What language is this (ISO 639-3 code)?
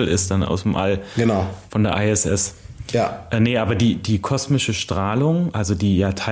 deu